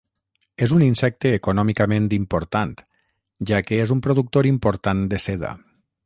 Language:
Catalan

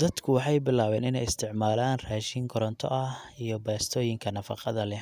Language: Somali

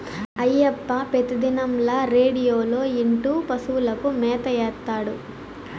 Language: Telugu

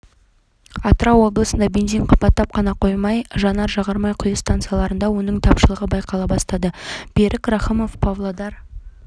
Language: Kazakh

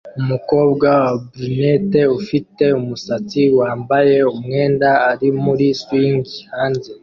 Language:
Kinyarwanda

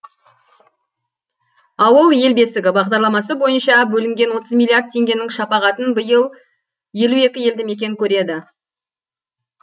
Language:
Kazakh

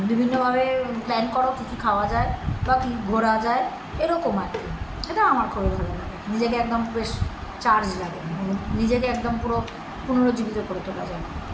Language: Bangla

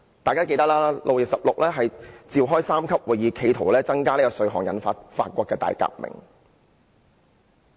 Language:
Cantonese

